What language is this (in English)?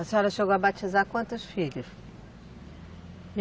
Portuguese